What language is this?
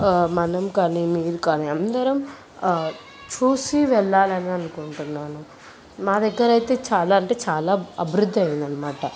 Telugu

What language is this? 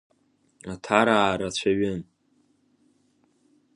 Abkhazian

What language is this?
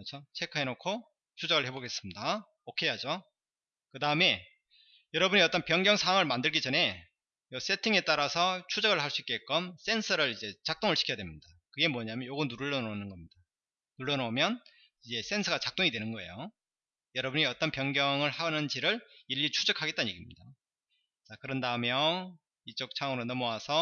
Korean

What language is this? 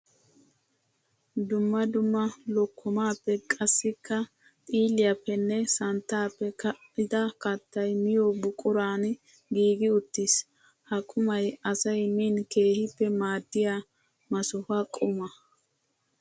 Wolaytta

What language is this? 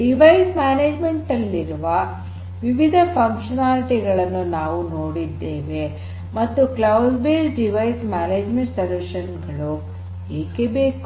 Kannada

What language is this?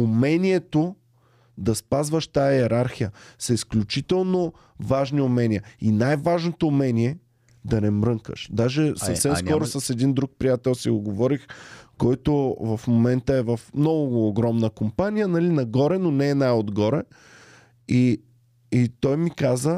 Bulgarian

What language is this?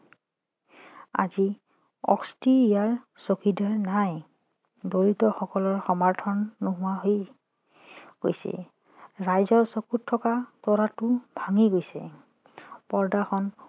Assamese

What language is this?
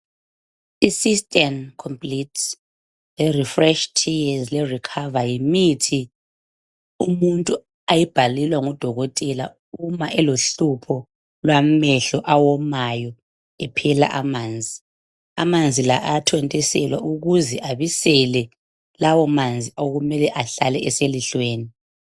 North Ndebele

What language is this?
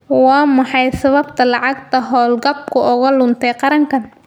Somali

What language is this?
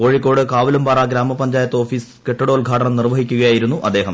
Malayalam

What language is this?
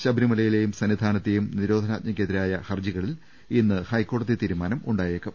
Malayalam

